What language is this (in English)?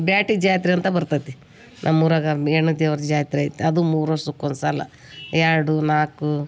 Kannada